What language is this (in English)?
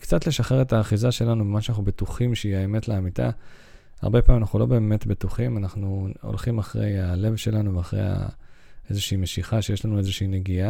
Hebrew